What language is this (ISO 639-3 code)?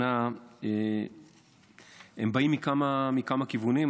heb